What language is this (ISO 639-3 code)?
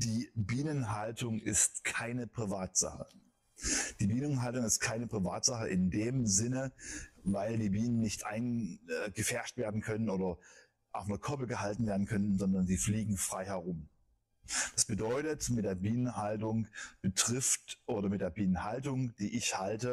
deu